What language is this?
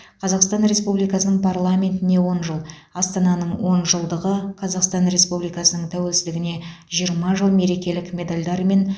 Kazakh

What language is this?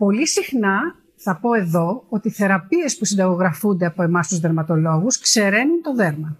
Greek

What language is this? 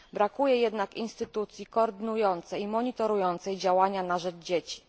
Polish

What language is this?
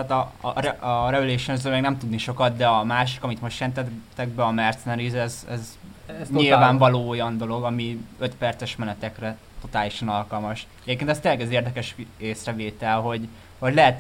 Hungarian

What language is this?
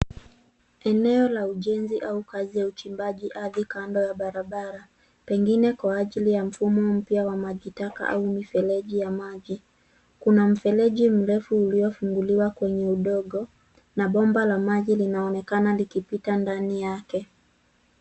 Swahili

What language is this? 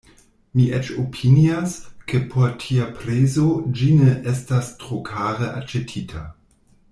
Esperanto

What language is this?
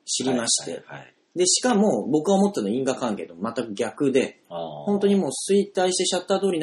Japanese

